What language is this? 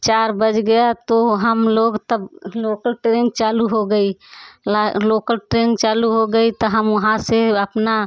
Hindi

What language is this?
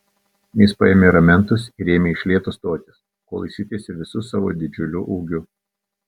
Lithuanian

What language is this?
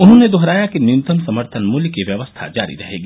Hindi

